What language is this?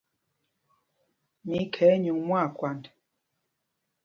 Mpumpong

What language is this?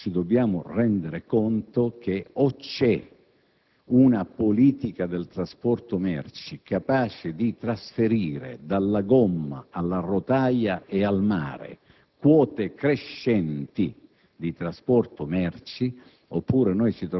Italian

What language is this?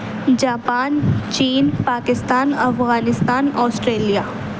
Urdu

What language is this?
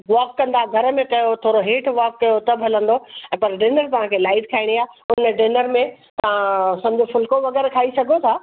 Sindhi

